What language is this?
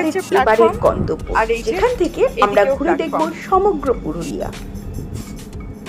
Bangla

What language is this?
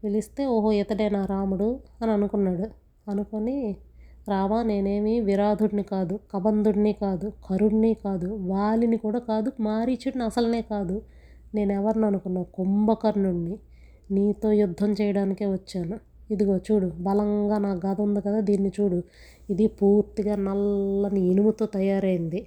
Telugu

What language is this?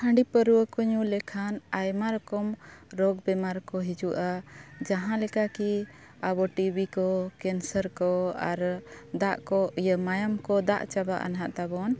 Santali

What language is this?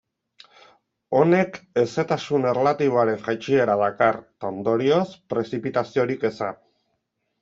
Basque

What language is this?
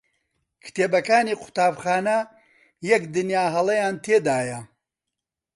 Central Kurdish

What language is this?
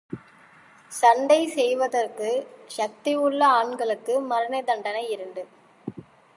Tamil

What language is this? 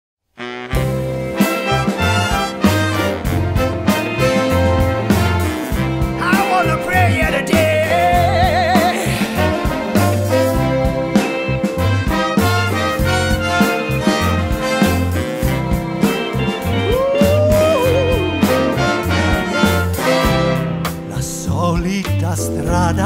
Italian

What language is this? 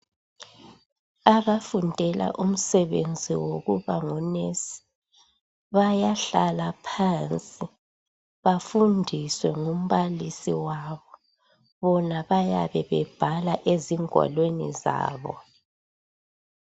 North Ndebele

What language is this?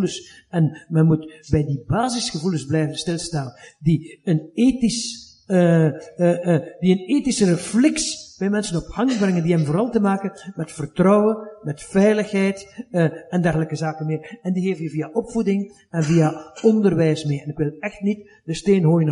Dutch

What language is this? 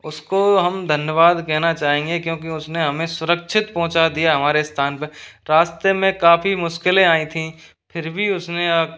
Hindi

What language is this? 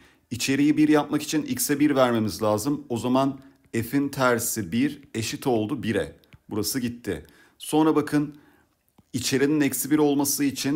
Turkish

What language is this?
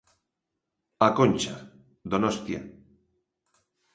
Galician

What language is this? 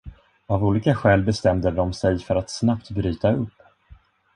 Swedish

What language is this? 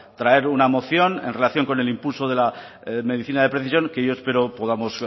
Spanish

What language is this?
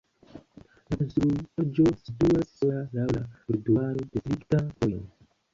Esperanto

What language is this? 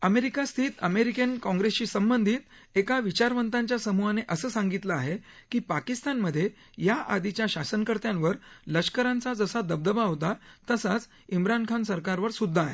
Marathi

